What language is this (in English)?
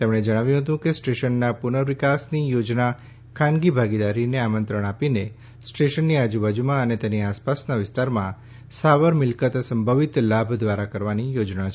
Gujarati